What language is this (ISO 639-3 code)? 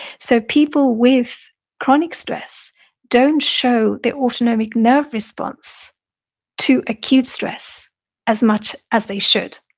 eng